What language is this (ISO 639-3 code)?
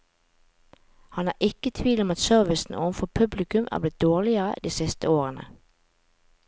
nor